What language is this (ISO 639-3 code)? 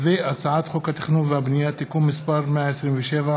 heb